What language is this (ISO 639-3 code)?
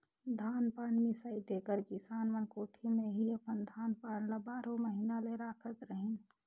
hne